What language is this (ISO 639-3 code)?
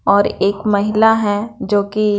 hin